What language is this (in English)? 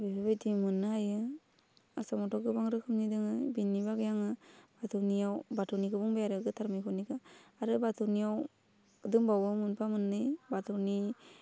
Bodo